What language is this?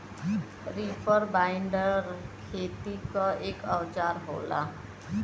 Bhojpuri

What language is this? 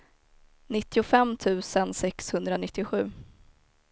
Swedish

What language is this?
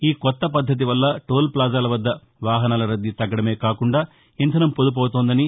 Telugu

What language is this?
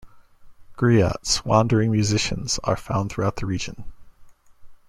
English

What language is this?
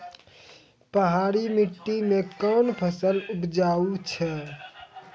Maithili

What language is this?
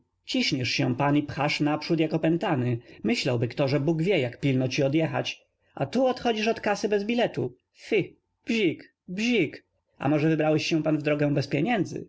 Polish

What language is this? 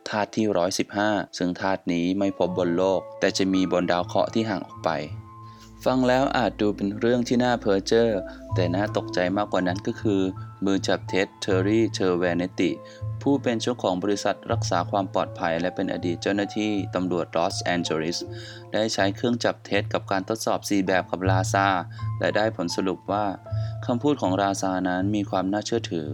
Thai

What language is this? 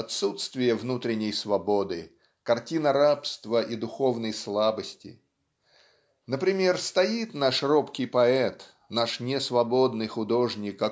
Russian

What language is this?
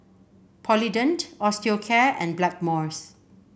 English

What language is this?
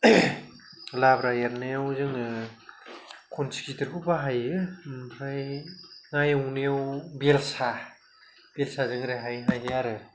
Bodo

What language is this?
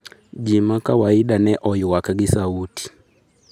Luo (Kenya and Tanzania)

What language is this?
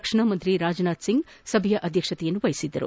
Kannada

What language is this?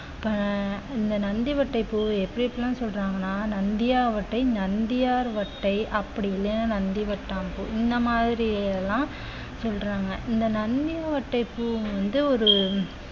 Tamil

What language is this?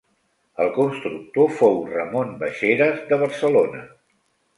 Catalan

